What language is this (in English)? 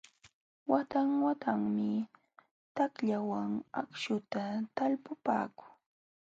Jauja Wanca Quechua